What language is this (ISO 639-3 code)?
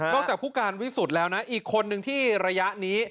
tha